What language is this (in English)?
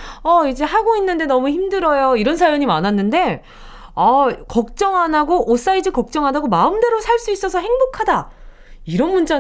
Korean